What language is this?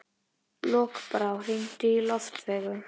Icelandic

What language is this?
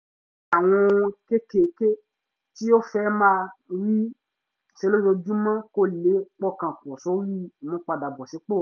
Yoruba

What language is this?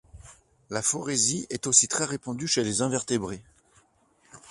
French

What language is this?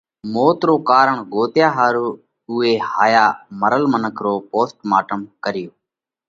Parkari Koli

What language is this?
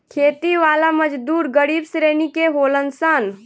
Bhojpuri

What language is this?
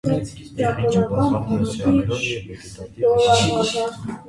Armenian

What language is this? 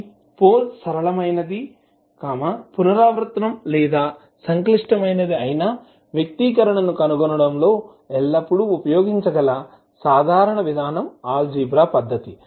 Telugu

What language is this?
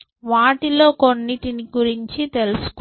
Telugu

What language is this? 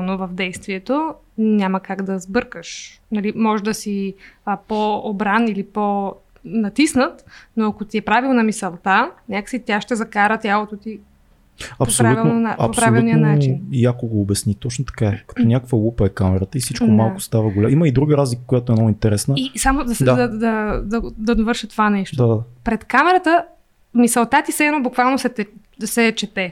Bulgarian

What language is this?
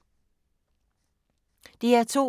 Danish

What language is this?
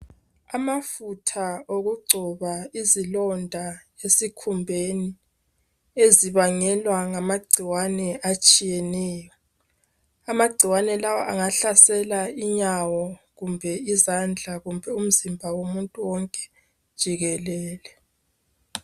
North Ndebele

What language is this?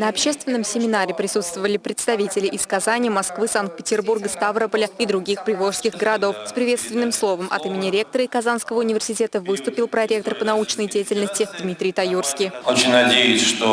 Russian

